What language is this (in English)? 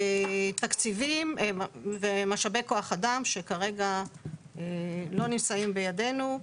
Hebrew